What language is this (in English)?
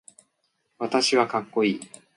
Japanese